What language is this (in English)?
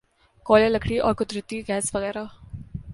Urdu